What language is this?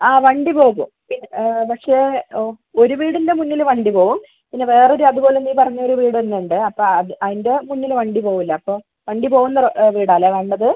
Malayalam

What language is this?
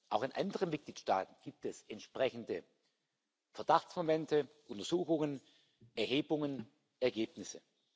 German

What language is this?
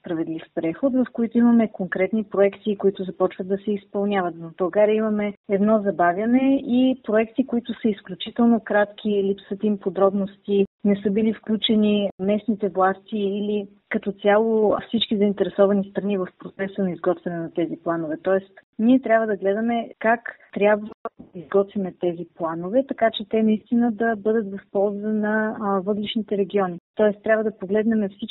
Bulgarian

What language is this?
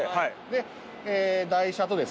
Japanese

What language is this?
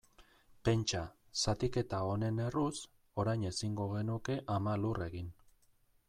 Basque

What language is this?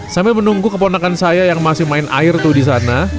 Indonesian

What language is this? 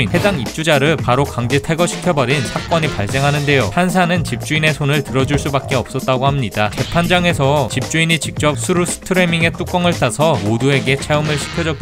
Korean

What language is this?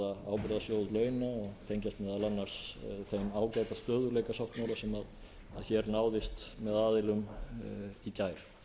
Icelandic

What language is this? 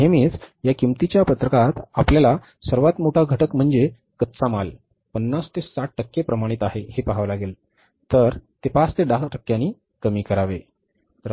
Marathi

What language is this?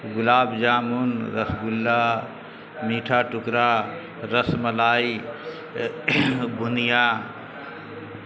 Urdu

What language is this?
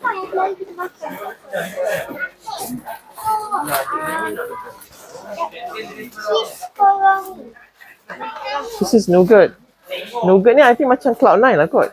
Malay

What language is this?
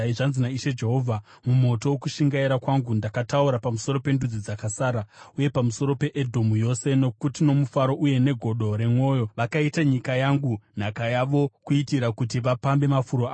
Shona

